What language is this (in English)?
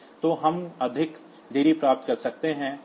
Hindi